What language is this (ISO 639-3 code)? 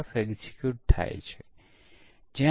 guj